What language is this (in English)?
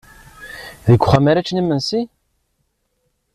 Kabyle